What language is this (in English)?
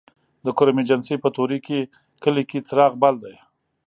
Pashto